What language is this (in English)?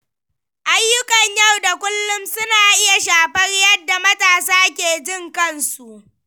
Hausa